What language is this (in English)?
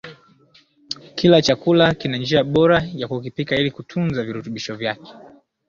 Swahili